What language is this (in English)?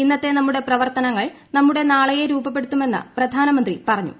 Malayalam